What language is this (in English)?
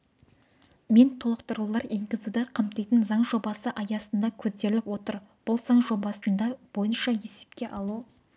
Kazakh